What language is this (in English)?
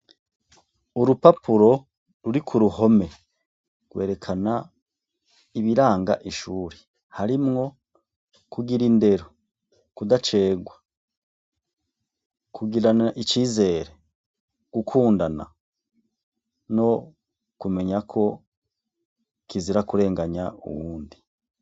Rundi